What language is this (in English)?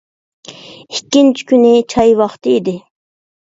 Uyghur